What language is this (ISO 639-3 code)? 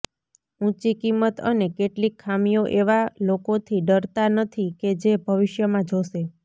guj